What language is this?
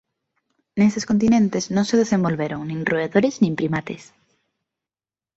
Galician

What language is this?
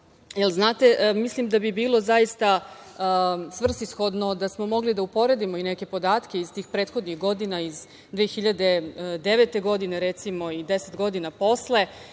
Serbian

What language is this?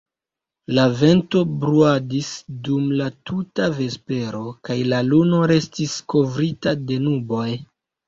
Esperanto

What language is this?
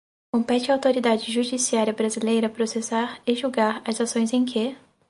Portuguese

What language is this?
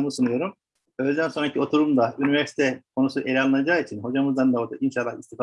Turkish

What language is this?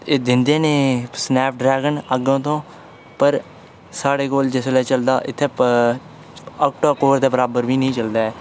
Dogri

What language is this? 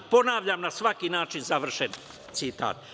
Serbian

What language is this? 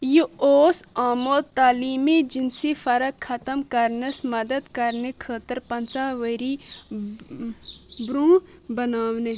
Kashmiri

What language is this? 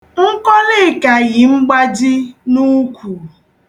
Igbo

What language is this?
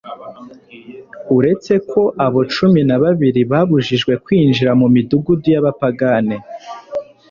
Kinyarwanda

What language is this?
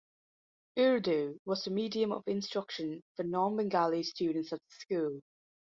English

